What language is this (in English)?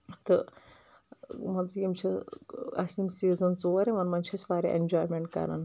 Kashmiri